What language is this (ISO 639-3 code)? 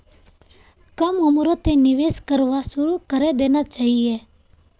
mag